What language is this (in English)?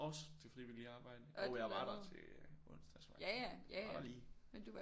Danish